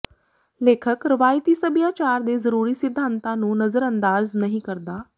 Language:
Punjabi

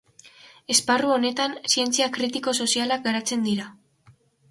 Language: Basque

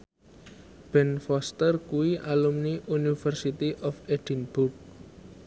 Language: Javanese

